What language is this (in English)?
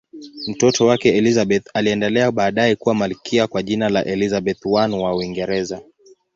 Swahili